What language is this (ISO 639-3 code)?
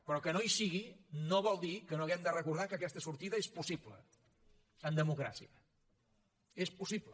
cat